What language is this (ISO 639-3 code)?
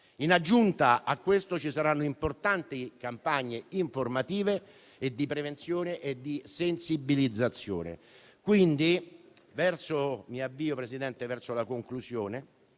ita